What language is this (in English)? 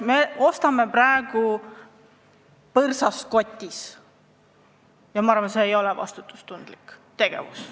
Estonian